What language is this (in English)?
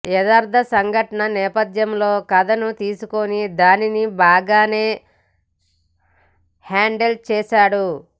Telugu